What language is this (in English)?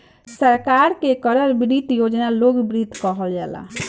Bhojpuri